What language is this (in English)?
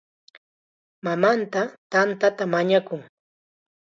Chiquián Ancash Quechua